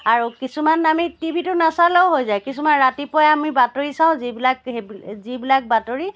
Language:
Assamese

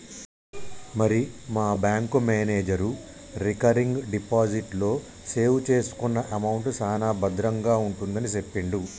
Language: Telugu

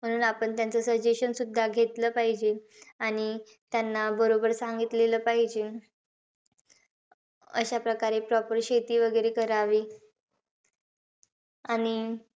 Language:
Marathi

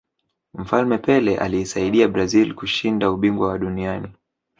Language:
Swahili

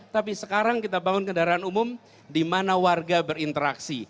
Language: Indonesian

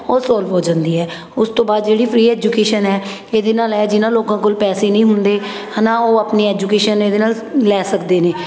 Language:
Punjabi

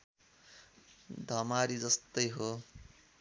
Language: Nepali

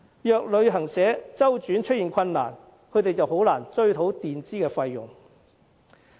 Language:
Cantonese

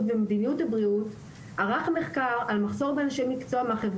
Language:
Hebrew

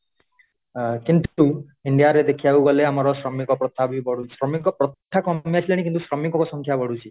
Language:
Odia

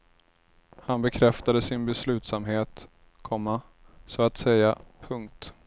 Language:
Swedish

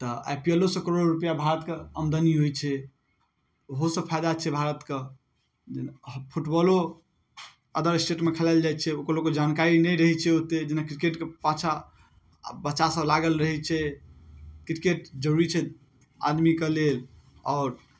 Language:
Maithili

